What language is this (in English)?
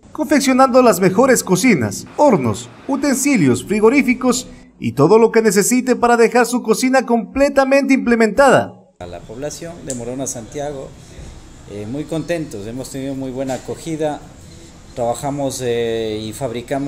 Spanish